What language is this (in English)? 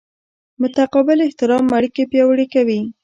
Pashto